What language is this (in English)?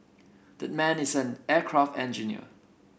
English